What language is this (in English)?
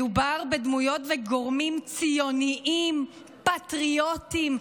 Hebrew